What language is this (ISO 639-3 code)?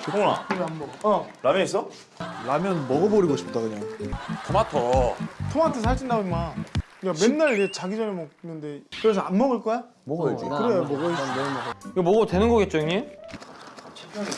kor